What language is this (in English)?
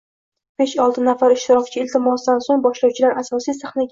Uzbek